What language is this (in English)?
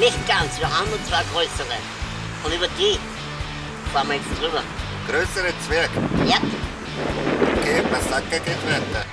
German